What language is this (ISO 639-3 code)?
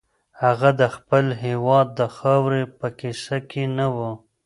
pus